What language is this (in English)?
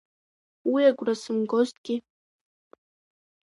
Abkhazian